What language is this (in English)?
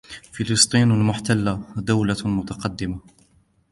Arabic